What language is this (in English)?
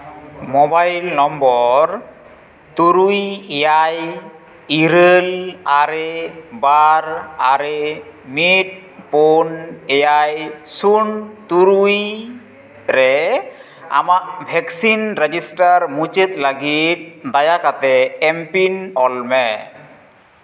Santali